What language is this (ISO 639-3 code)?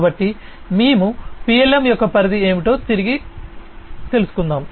tel